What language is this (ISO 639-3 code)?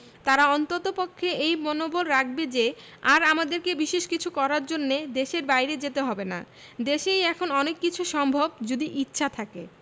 ben